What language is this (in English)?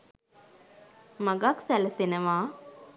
Sinhala